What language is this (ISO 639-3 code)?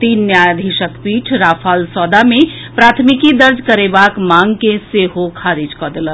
mai